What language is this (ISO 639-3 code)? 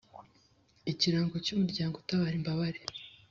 kin